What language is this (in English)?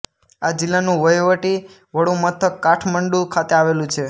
Gujarati